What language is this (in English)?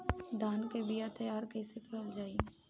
Bhojpuri